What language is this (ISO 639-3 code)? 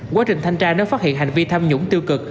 vie